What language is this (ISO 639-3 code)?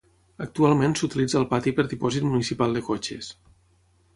cat